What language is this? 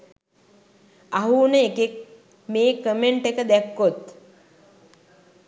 Sinhala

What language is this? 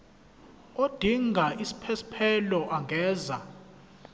Zulu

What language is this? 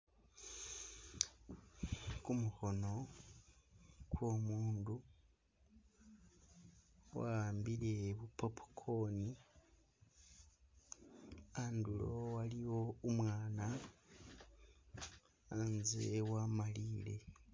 Masaaba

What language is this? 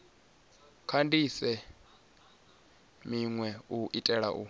Venda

